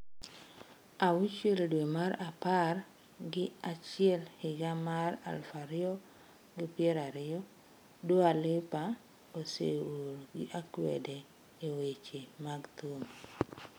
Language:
Luo (Kenya and Tanzania)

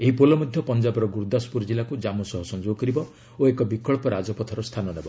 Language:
Odia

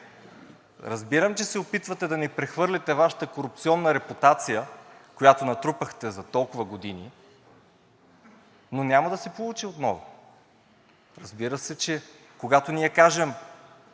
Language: Bulgarian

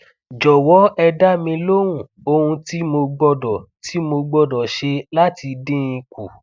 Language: Yoruba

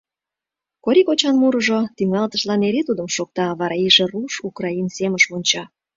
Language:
Mari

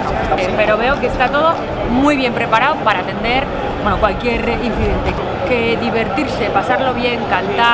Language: Spanish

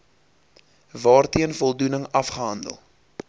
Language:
Afrikaans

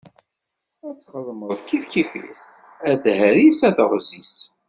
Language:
Kabyle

